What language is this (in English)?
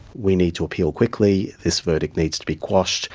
English